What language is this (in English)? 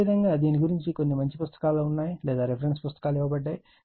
Telugu